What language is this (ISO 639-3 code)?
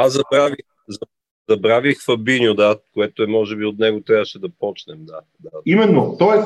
bul